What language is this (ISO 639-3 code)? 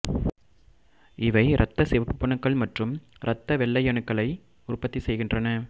tam